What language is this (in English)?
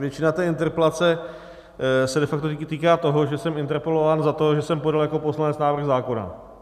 Czech